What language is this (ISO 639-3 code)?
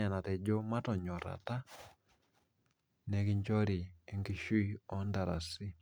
mas